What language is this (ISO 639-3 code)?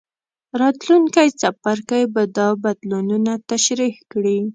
pus